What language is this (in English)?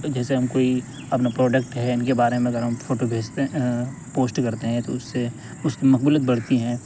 Urdu